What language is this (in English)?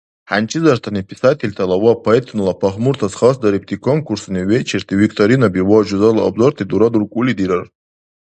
Dargwa